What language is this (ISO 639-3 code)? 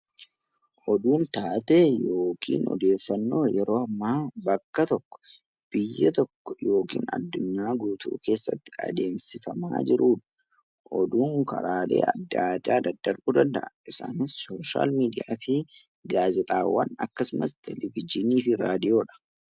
orm